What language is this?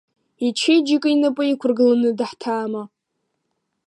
Abkhazian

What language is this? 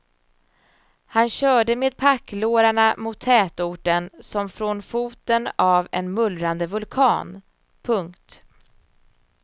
Swedish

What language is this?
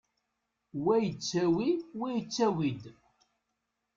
Kabyle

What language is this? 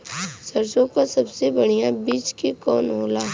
Bhojpuri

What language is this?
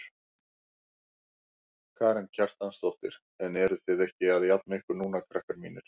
Icelandic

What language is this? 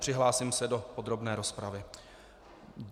Czech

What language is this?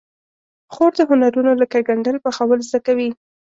Pashto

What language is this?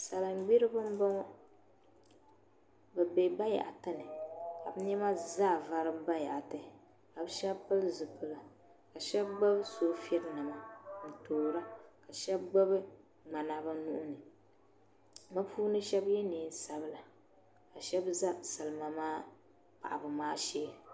Dagbani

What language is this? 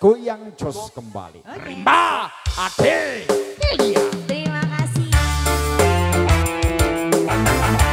Indonesian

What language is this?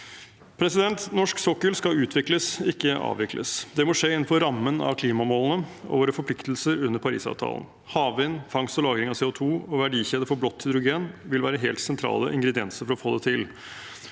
Norwegian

